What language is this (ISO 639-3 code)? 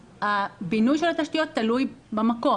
heb